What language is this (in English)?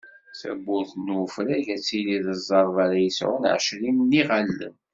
Kabyle